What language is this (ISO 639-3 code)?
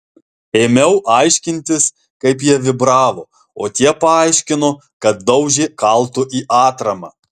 lit